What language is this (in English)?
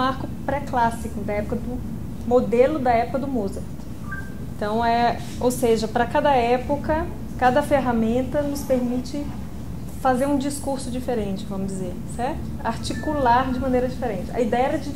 Portuguese